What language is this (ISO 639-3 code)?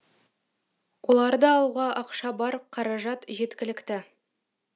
kaz